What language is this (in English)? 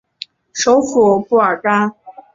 Chinese